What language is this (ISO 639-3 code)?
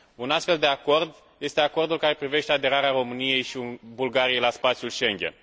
ron